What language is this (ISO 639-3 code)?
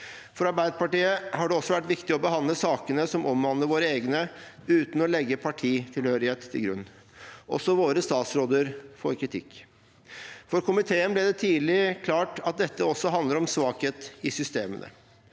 nor